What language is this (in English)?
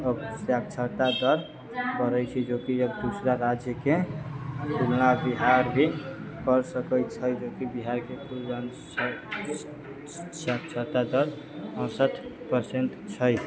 Maithili